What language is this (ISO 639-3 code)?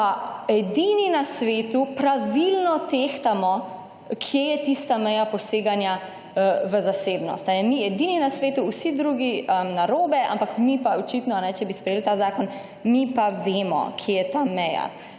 slv